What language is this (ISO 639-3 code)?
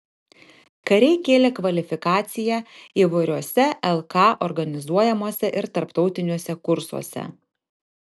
lit